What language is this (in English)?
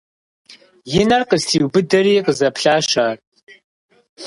Kabardian